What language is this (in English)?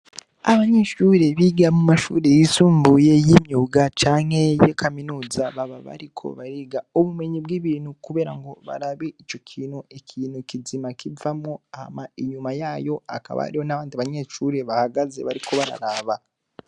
Rundi